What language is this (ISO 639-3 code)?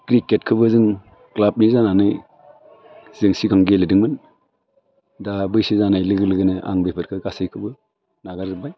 brx